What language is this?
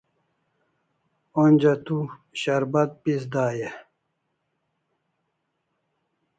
Kalasha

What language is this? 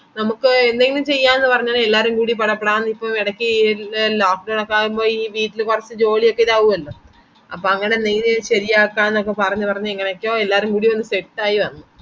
Malayalam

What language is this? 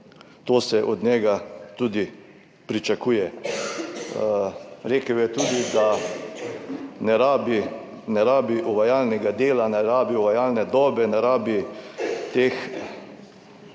Slovenian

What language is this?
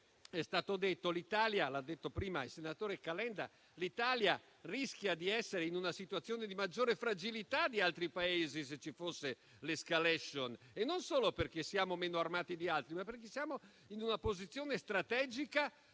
Italian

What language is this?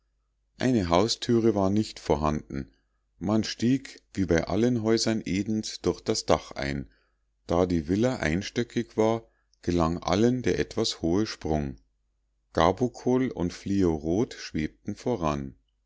German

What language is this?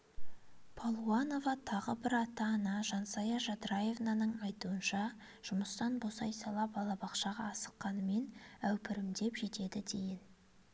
Kazakh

